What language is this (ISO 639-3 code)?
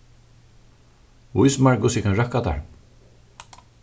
fao